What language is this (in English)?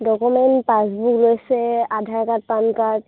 Assamese